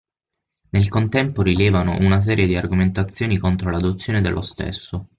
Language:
Italian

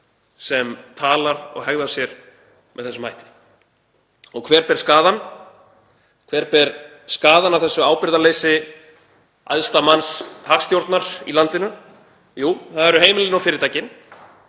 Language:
Icelandic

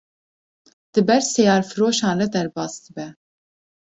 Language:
Kurdish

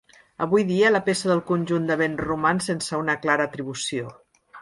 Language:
Catalan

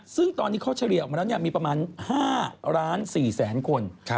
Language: Thai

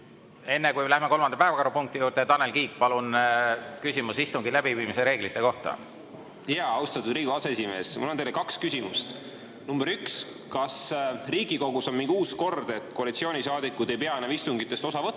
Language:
Estonian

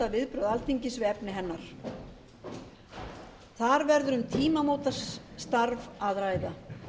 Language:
Icelandic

